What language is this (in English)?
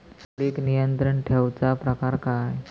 Marathi